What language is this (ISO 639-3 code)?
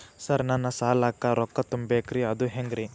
kan